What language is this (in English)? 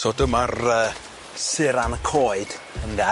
Welsh